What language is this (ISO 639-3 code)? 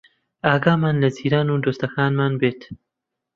ckb